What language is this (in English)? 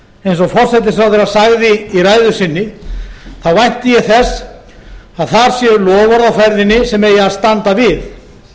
Icelandic